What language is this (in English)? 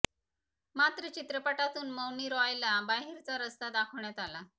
Marathi